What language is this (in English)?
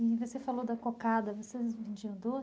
Portuguese